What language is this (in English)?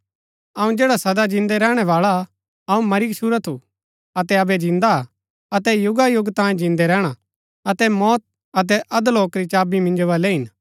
Gaddi